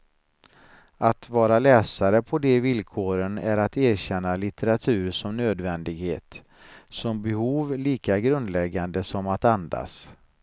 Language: Swedish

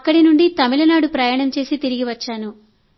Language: Telugu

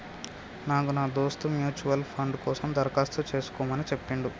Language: Telugu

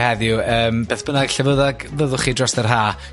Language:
Welsh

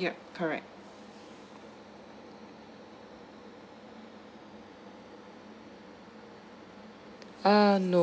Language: English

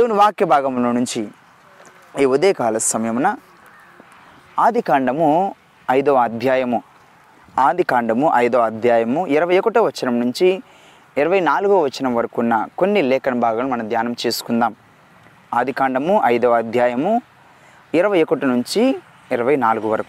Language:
Telugu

